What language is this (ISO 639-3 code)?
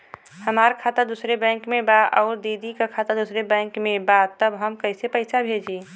bho